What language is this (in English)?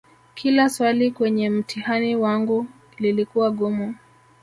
Swahili